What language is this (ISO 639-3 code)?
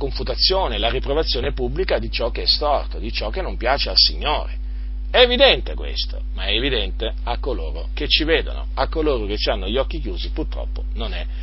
ita